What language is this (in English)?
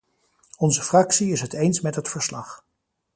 Dutch